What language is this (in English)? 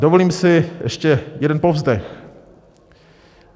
Czech